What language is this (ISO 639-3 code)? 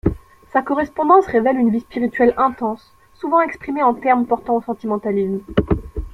fra